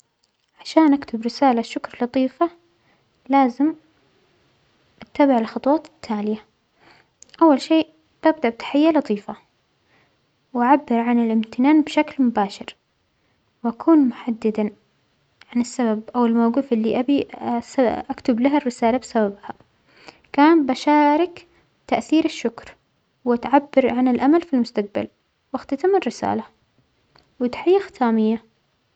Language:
Omani Arabic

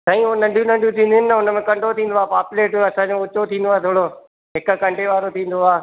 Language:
Sindhi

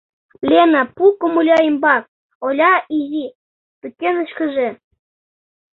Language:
Mari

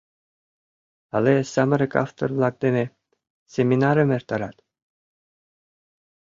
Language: Mari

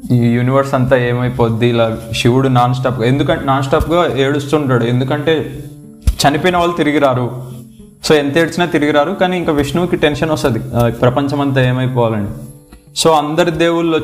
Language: Telugu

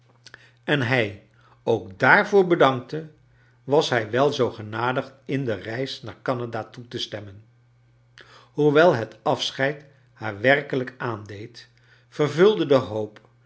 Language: Dutch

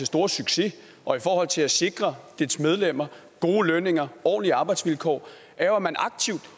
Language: Danish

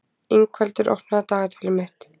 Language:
Icelandic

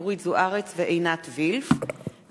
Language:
Hebrew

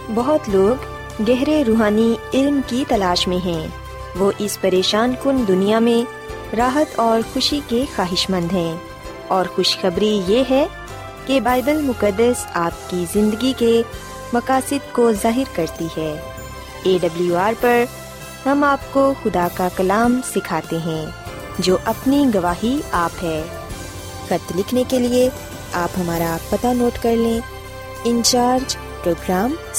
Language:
Urdu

